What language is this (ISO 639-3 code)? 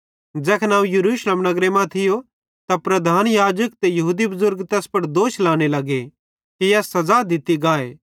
bhd